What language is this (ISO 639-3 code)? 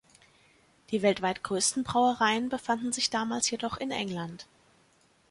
deu